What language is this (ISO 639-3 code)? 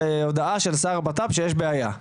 heb